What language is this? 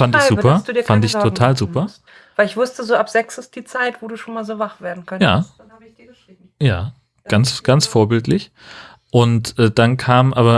German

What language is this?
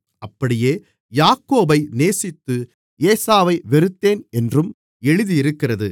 Tamil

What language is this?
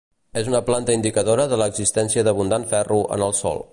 Catalan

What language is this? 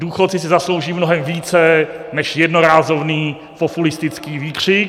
Czech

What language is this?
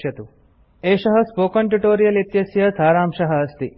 Sanskrit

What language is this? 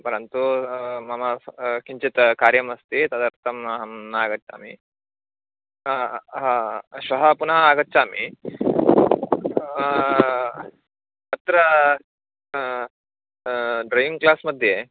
Sanskrit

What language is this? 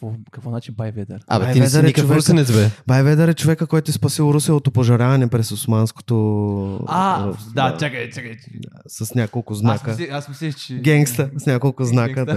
Bulgarian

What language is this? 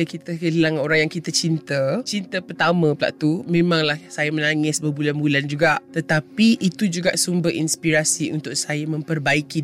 Malay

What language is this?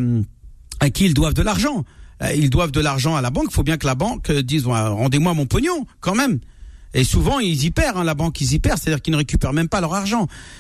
French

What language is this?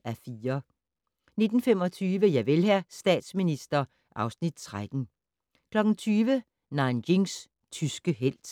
Danish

